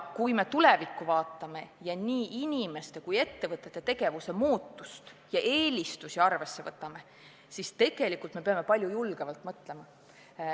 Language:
Estonian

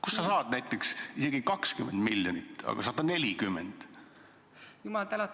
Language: Estonian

